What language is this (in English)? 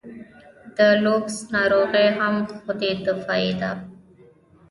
Pashto